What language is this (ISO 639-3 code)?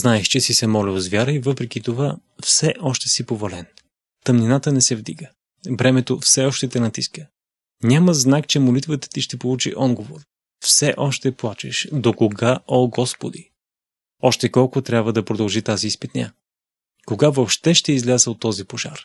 bul